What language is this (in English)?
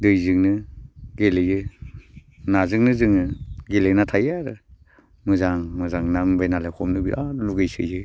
Bodo